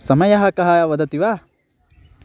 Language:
Sanskrit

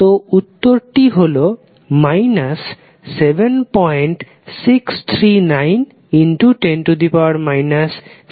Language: Bangla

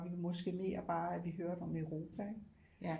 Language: Danish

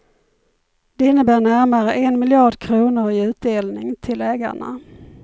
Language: Swedish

